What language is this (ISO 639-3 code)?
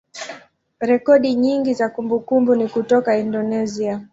swa